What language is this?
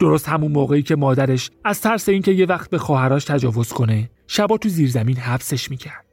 Persian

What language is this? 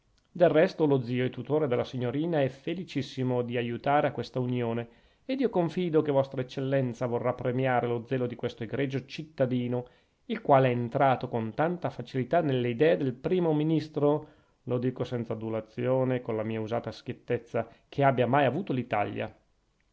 Italian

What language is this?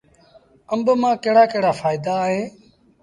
Sindhi Bhil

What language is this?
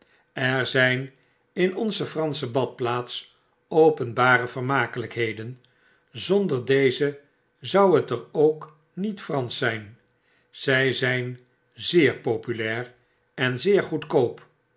Dutch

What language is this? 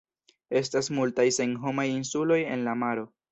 Esperanto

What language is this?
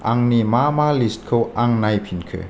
Bodo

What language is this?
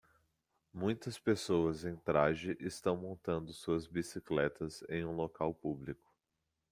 Portuguese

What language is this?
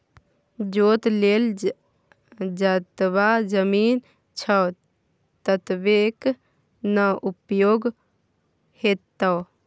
Maithili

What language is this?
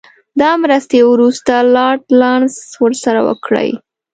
Pashto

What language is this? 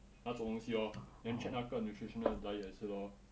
English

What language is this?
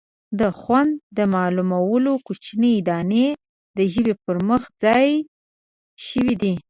Pashto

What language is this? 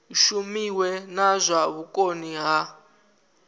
Venda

